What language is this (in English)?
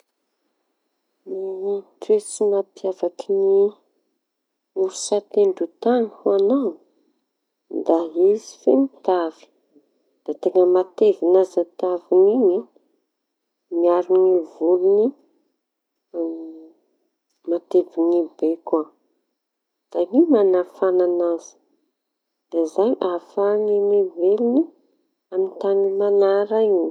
Tanosy Malagasy